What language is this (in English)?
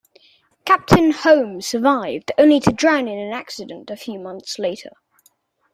English